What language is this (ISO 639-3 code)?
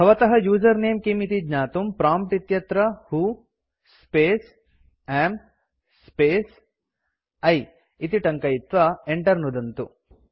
san